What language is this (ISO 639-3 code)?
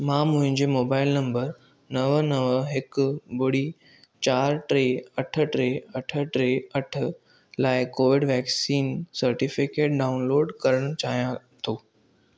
snd